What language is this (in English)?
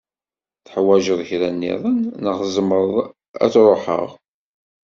Kabyle